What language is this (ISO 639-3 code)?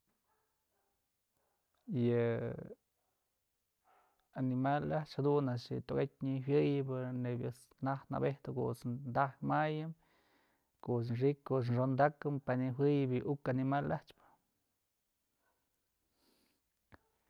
mzl